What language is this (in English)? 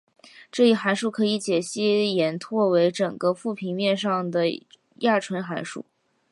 Chinese